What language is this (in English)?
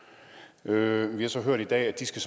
Danish